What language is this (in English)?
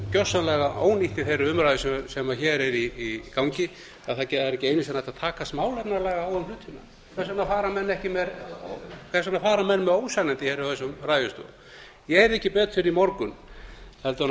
Icelandic